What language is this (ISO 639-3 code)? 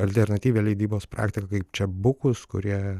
lit